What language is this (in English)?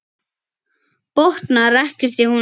Icelandic